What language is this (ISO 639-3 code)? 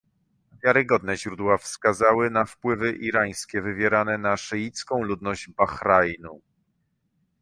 pol